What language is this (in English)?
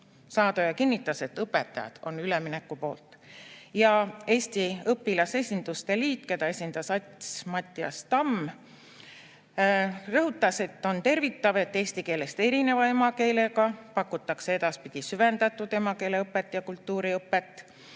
Estonian